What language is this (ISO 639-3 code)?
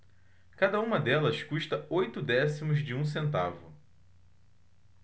por